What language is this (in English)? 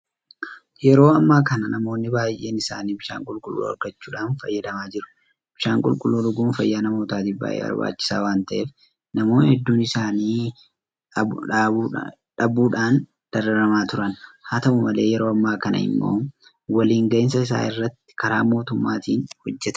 Oromo